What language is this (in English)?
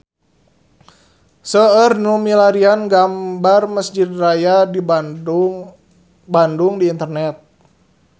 Sundanese